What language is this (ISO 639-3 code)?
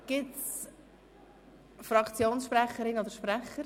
gsw